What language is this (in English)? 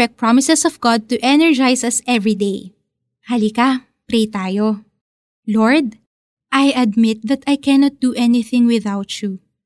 Filipino